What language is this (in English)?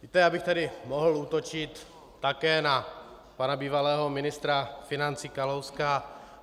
Czech